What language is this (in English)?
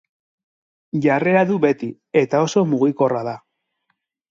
Basque